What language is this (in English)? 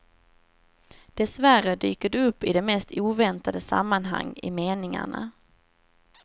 Swedish